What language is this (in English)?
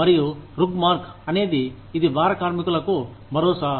Telugu